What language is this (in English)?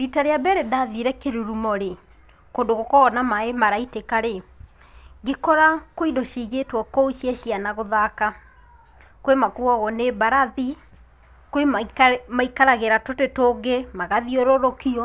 Kikuyu